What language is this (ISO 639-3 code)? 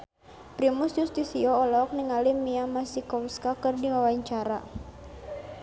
sun